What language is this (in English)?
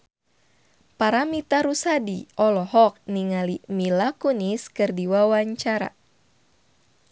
Sundanese